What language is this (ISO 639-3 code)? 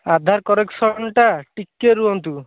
ori